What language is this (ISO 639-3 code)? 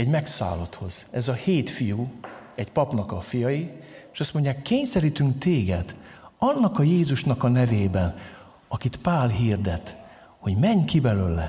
hun